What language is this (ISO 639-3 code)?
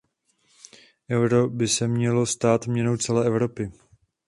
ces